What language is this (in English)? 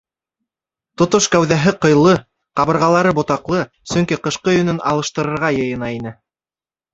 Bashkir